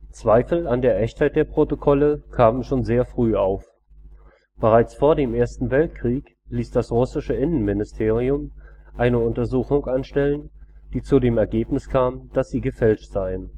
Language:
German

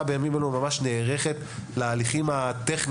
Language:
Hebrew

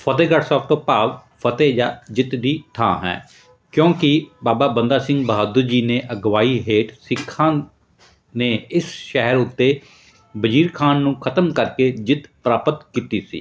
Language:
Punjabi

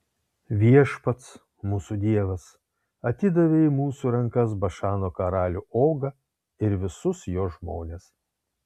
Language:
Lithuanian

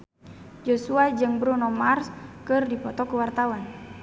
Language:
Sundanese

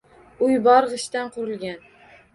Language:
Uzbek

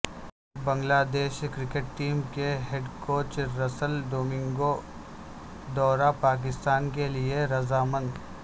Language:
Urdu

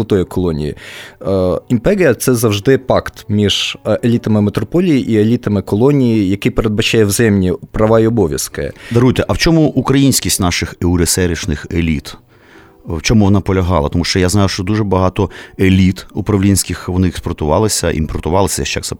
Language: Ukrainian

